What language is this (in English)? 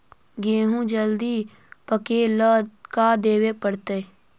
Magahi